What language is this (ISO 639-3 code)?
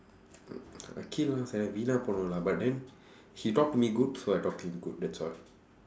eng